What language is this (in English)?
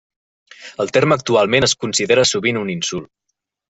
Catalan